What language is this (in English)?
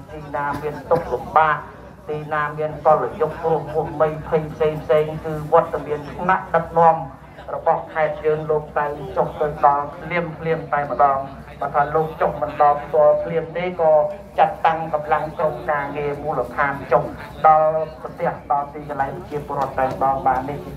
Thai